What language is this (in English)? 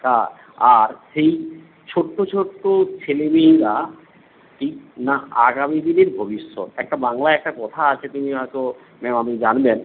Bangla